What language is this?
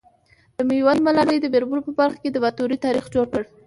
Pashto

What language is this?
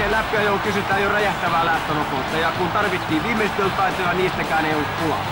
Finnish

